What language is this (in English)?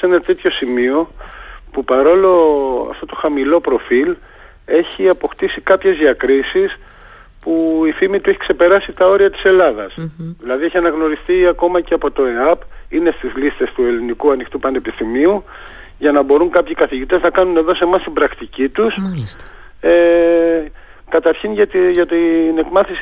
Greek